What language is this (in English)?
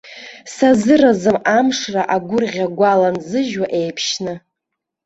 Abkhazian